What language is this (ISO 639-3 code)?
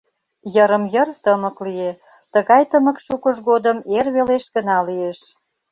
chm